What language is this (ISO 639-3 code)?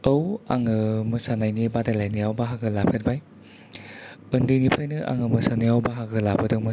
brx